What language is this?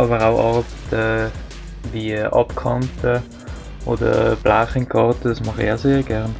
German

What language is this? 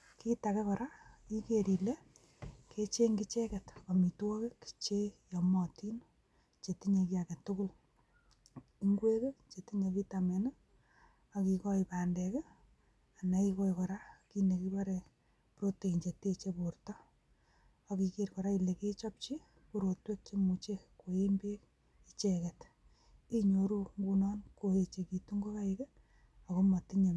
Kalenjin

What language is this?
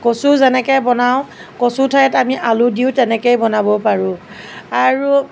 Assamese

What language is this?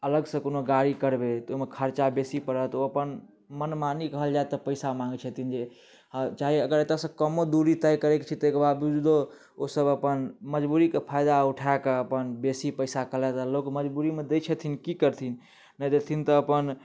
Maithili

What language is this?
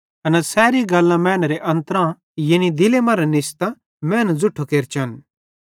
Bhadrawahi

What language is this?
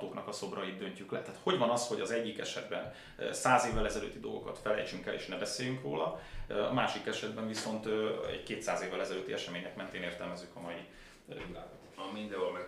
Hungarian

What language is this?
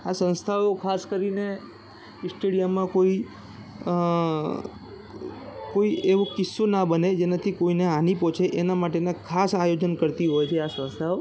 Gujarati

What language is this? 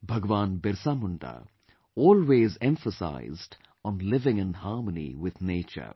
English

